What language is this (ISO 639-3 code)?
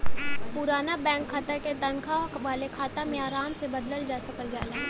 bho